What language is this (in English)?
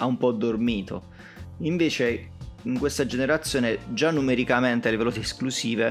Italian